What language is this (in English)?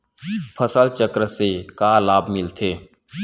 Chhattisgarhi